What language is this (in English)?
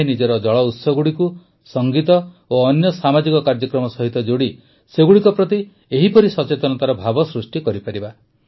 Odia